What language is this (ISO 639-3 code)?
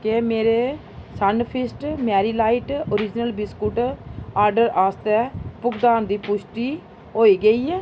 doi